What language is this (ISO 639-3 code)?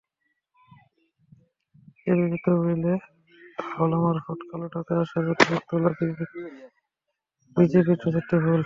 ben